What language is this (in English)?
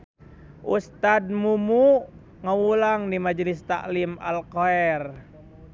Sundanese